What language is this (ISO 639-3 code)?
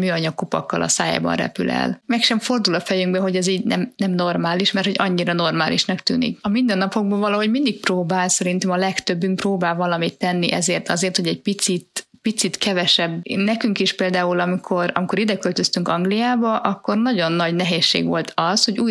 hun